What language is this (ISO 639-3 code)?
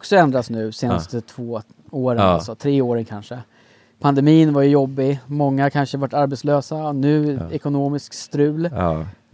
swe